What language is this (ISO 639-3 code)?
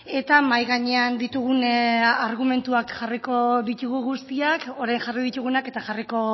eus